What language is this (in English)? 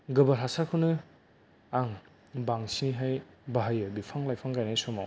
Bodo